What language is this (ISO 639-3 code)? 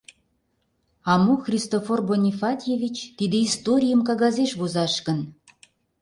chm